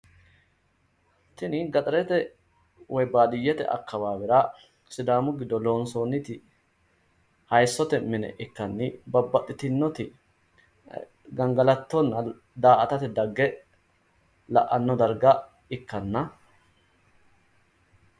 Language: Sidamo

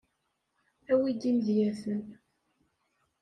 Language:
Kabyle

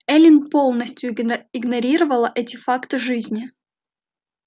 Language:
Russian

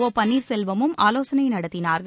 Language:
Tamil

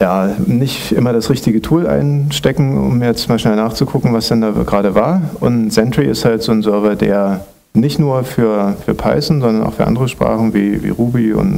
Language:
German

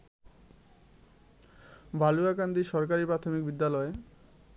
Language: Bangla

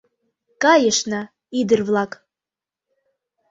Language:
Mari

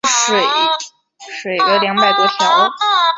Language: Chinese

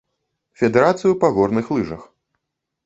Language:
Belarusian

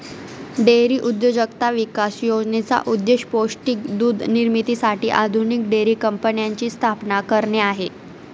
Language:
Marathi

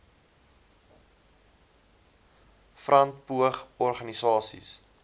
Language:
Afrikaans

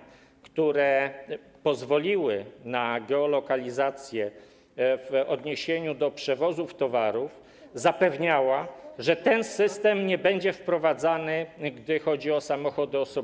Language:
Polish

